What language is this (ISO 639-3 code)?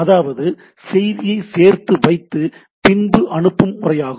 tam